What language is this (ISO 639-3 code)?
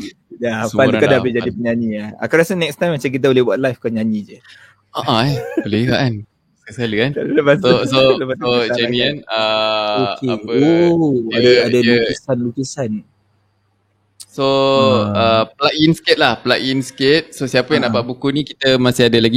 msa